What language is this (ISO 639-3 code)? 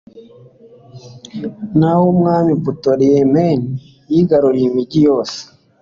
kin